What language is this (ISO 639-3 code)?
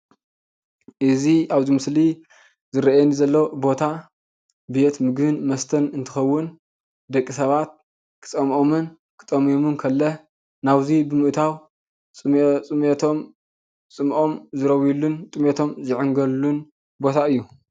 tir